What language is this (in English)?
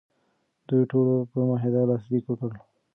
Pashto